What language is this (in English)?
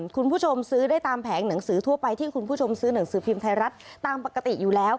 Thai